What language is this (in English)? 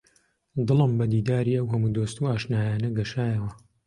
Central Kurdish